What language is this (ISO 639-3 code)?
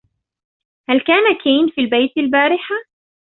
ara